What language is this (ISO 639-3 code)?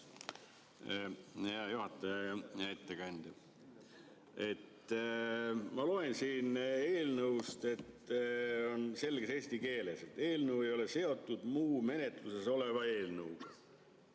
est